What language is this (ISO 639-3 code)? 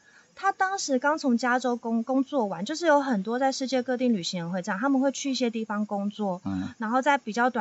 zho